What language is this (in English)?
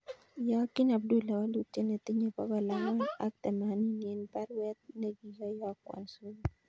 Kalenjin